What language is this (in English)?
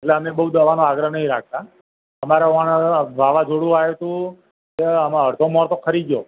Gujarati